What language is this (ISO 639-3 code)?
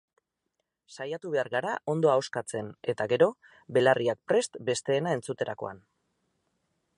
eus